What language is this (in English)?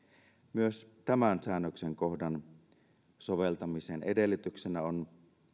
Finnish